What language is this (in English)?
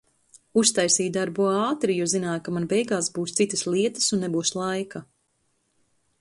Latvian